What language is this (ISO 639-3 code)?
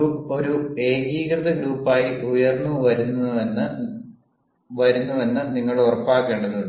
mal